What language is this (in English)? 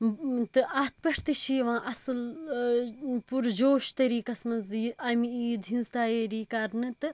Kashmiri